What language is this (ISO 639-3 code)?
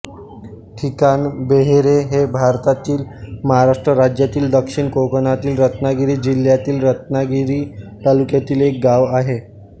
mar